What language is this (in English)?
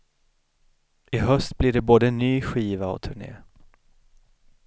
Swedish